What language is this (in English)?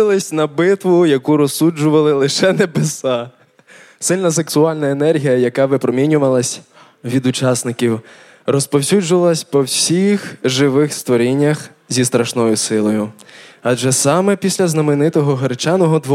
Ukrainian